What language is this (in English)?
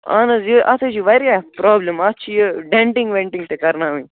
Kashmiri